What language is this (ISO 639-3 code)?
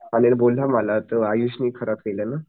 mar